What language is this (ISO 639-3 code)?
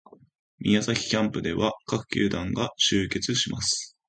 jpn